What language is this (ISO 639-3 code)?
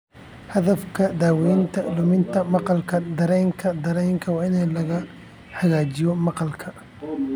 som